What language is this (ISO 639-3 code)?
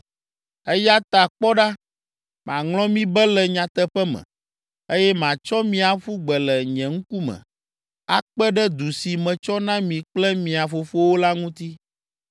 ewe